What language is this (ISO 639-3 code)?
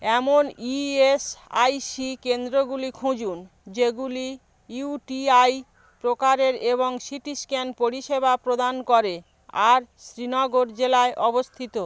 ben